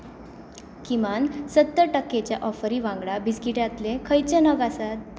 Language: Konkani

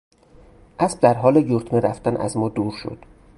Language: Persian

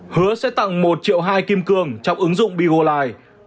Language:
Vietnamese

